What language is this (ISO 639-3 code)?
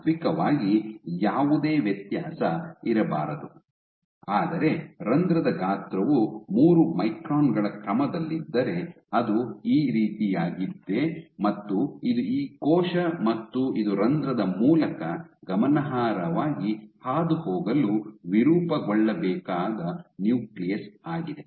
kan